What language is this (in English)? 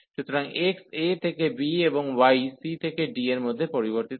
Bangla